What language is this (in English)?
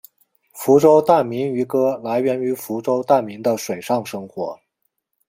Chinese